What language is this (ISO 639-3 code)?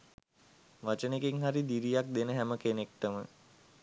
sin